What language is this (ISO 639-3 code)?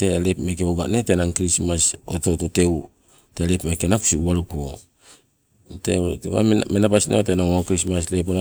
nco